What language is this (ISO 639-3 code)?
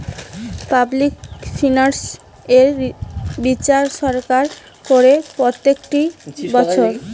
ben